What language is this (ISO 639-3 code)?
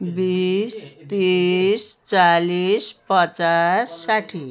nep